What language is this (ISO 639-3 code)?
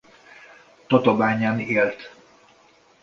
hun